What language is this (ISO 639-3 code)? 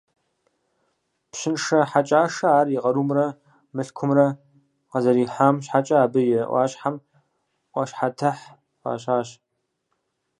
kbd